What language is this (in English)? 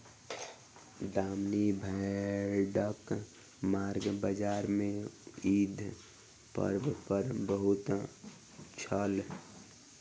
Maithili